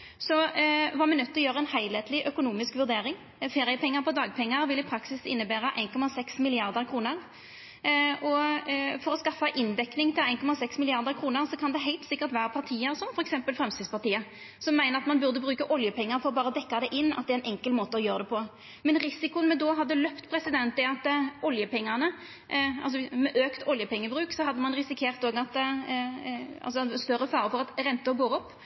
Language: Norwegian Nynorsk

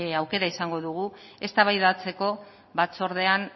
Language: Basque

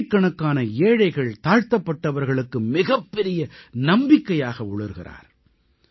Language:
Tamil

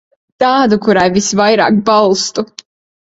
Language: Latvian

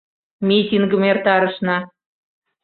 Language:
Mari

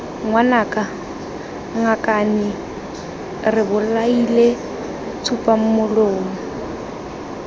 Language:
Tswana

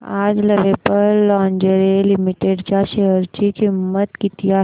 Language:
Marathi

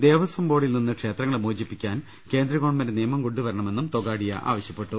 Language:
Malayalam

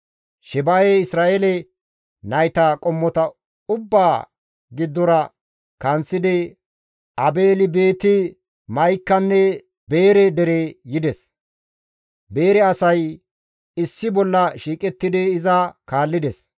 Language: Gamo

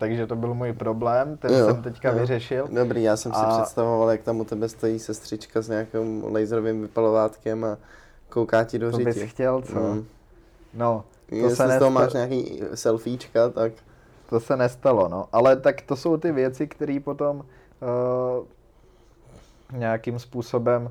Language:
Czech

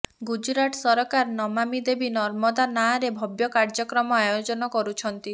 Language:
Odia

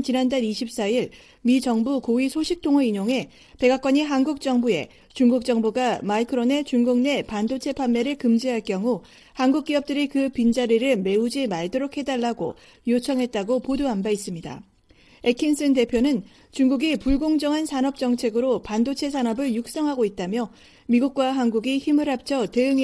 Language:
Korean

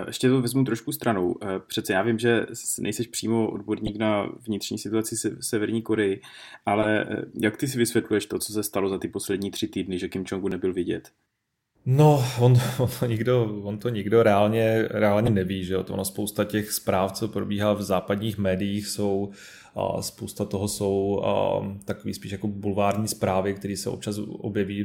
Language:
Czech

